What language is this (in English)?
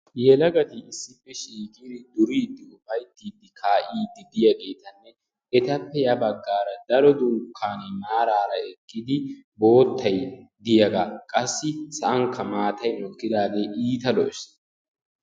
Wolaytta